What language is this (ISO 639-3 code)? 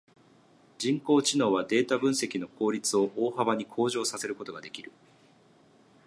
jpn